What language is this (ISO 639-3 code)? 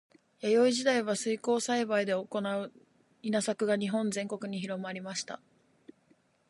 jpn